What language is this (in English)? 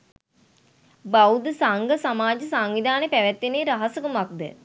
Sinhala